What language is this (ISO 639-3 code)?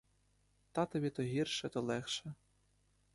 ukr